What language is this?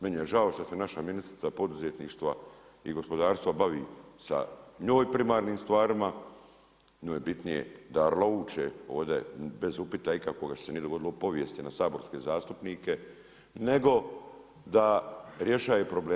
Croatian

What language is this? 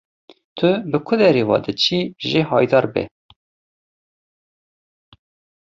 Kurdish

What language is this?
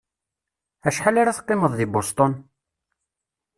Kabyle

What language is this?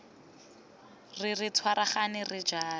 Tswana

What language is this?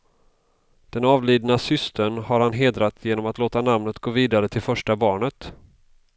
Swedish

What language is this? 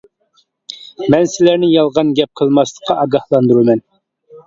Uyghur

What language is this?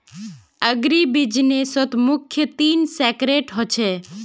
Magahi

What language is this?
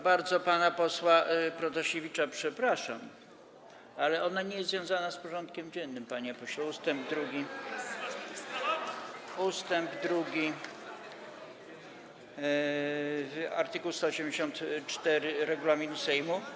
Polish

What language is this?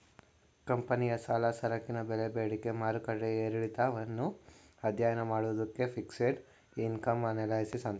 Kannada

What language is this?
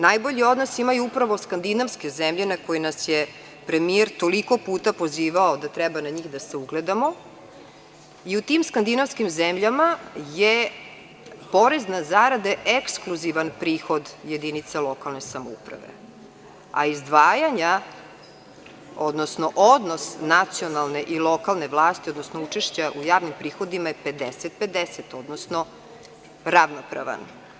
Serbian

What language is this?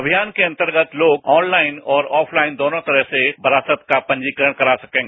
Hindi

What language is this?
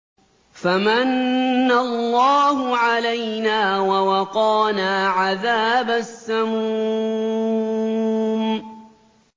Arabic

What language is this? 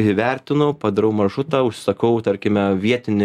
Lithuanian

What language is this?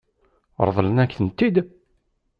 Kabyle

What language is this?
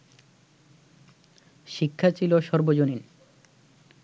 Bangla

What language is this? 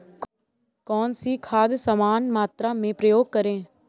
Hindi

